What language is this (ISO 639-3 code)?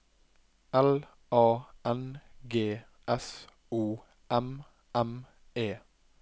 nor